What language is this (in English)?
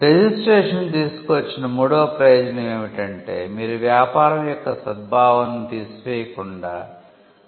Telugu